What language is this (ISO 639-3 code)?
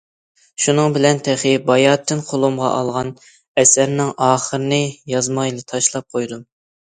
uig